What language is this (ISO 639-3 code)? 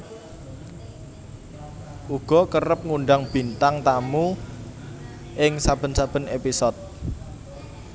jav